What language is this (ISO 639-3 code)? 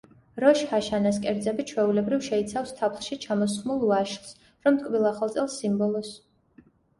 kat